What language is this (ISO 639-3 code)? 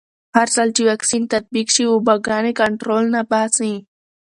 pus